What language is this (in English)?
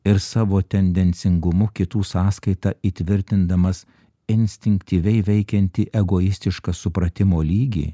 Lithuanian